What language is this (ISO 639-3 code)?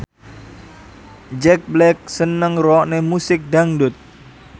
jav